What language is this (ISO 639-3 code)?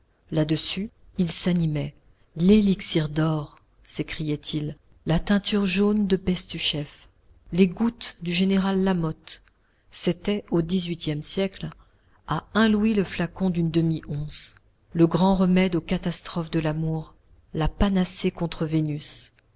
fra